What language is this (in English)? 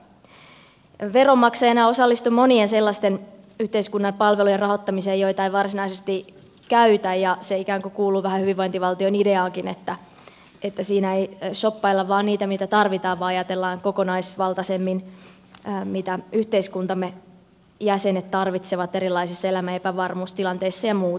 Finnish